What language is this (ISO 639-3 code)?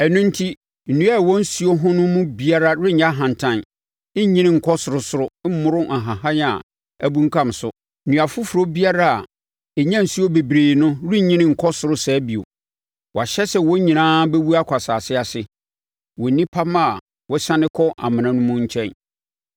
aka